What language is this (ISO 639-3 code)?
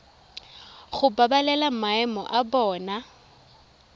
tsn